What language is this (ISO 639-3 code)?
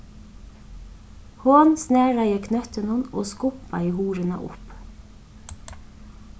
fao